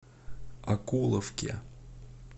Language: Russian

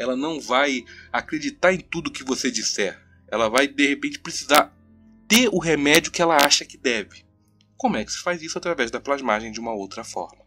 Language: Portuguese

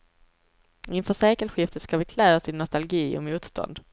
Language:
Swedish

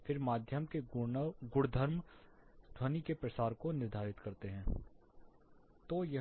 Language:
Hindi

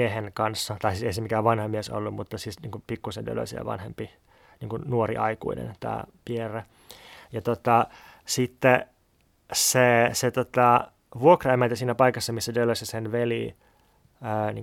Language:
Finnish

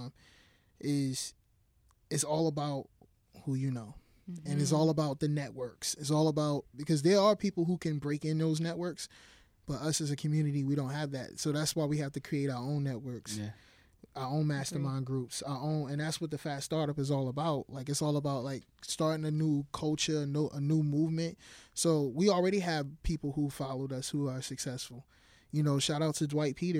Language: English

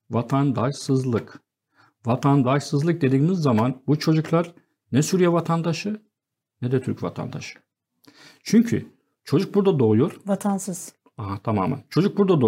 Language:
Turkish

